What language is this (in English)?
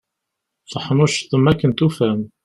Kabyle